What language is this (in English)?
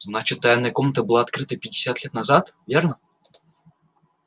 Russian